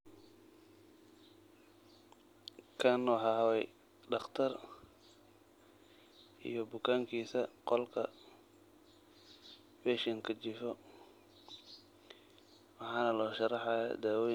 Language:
Somali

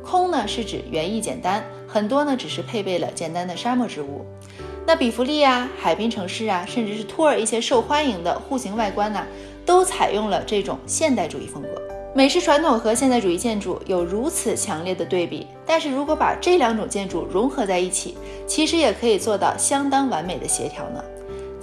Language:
Chinese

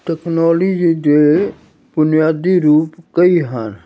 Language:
Punjabi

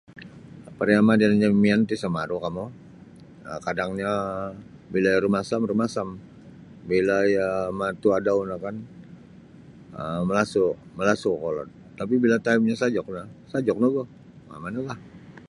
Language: Sabah Bisaya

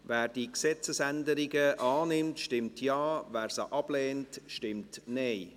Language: Swiss German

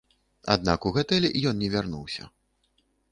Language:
Belarusian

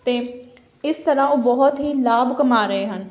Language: Punjabi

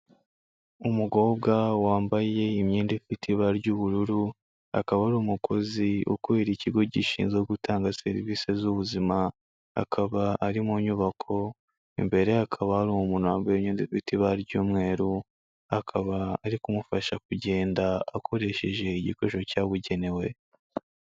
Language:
Kinyarwanda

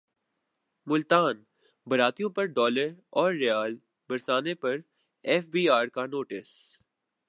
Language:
Urdu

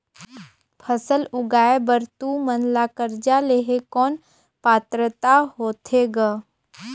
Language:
Chhattisgarhi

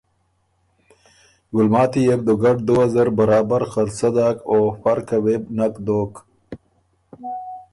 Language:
Ormuri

